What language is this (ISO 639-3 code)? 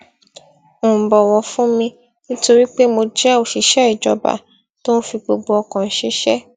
yor